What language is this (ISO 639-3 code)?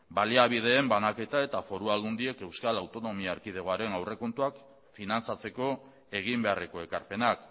eus